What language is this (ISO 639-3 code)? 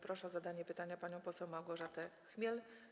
pol